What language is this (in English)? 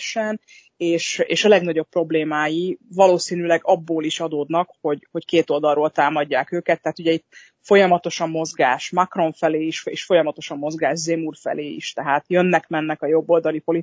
Hungarian